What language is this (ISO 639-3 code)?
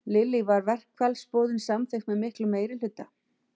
isl